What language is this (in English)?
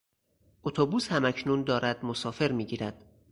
Persian